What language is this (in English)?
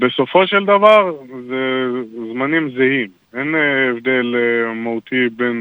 Hebrew